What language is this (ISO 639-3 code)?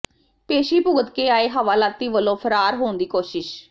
pan